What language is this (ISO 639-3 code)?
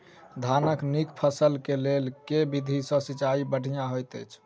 mai